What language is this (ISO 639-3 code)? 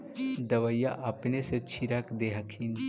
mag